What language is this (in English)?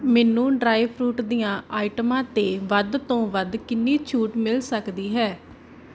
Punjabi